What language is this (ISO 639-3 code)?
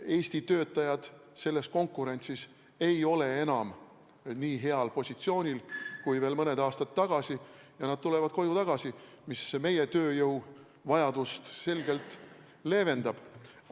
est